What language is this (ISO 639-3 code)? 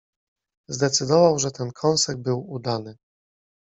pol